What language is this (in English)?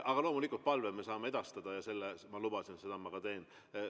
Estonian